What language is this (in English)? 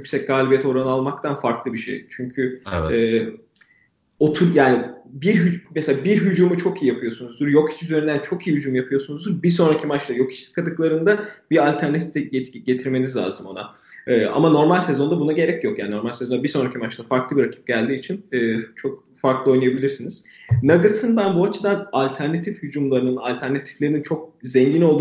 Turkish